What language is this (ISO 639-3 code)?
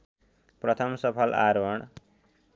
nep